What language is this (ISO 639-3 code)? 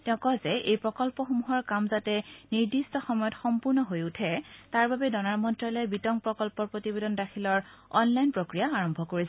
asm